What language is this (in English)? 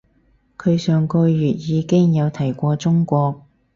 Cantonese